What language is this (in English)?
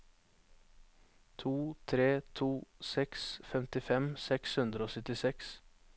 Norwegian